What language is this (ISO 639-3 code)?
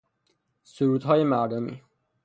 fas